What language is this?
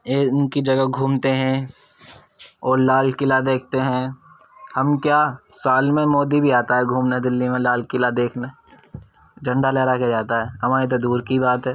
Urdu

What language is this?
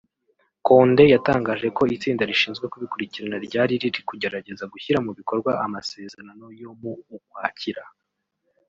Kinyarwanda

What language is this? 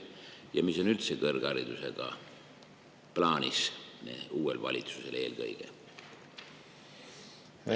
Estonian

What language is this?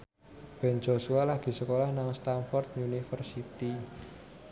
Javanese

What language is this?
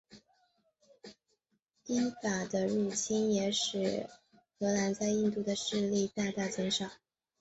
Chinese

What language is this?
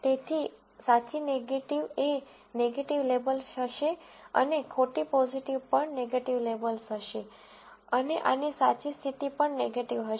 Gujarati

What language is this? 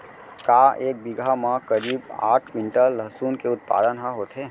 Chhattisgarhi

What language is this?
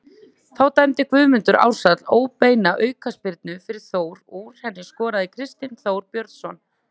Icelandic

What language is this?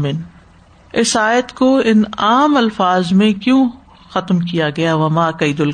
Urdu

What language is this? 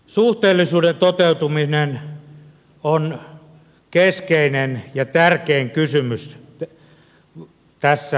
Finnish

